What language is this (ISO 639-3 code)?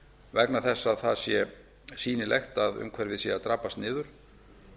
isl